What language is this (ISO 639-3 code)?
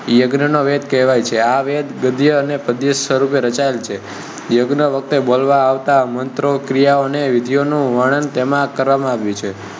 guj